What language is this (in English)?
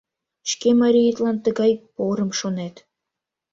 Mari